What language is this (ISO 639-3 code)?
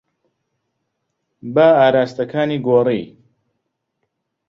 ckb